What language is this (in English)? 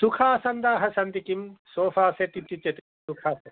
Sanskrit